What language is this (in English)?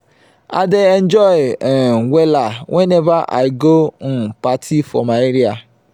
Nigerian Pidgin